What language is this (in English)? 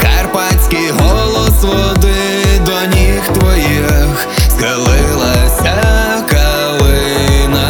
Ukrainian